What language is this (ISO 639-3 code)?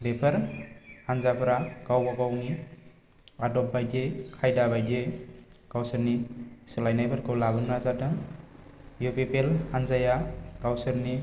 brx